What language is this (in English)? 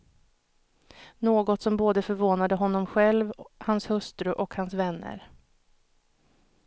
Swedish